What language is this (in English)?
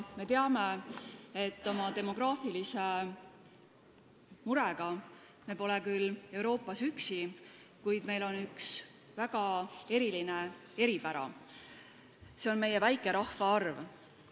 Estonian